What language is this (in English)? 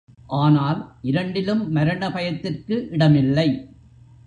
Tamil